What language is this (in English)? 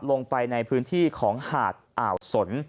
Thai